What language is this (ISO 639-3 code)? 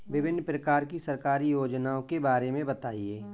hin